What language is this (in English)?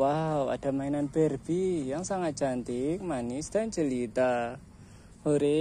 Indonesian